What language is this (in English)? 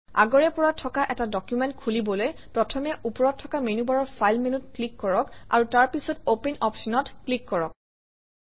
Assamese